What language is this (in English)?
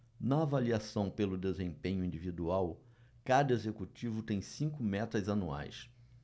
Portuguese